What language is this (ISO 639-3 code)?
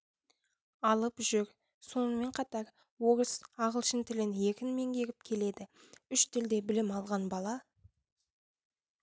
kaz